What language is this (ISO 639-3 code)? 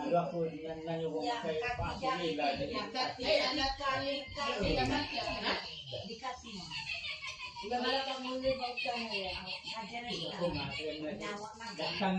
msa